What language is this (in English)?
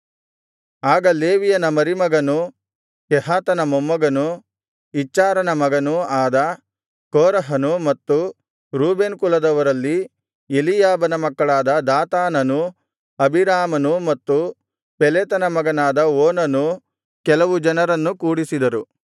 Kannada